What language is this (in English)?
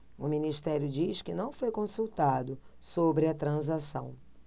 Portuguese